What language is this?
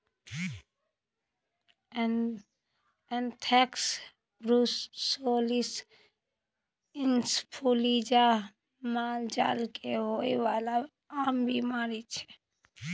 Maithili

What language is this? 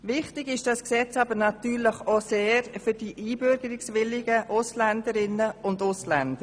Swiss German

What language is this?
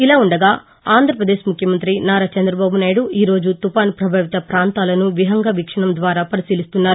Telugu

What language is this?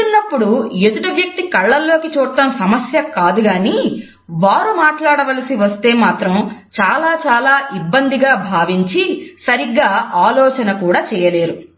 Telugu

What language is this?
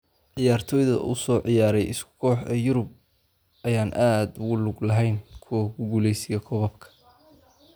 Somali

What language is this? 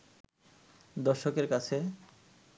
Bangla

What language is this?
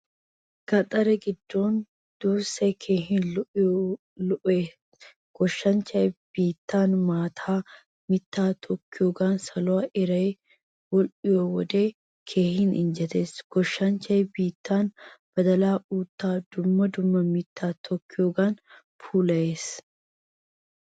Wolaytta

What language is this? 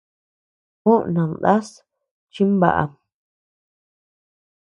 Tepeuxila Cuicatec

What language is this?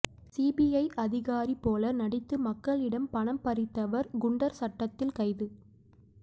Tamil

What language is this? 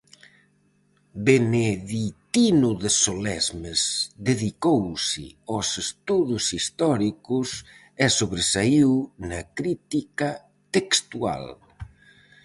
Galician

